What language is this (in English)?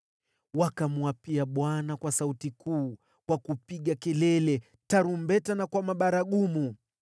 Swahili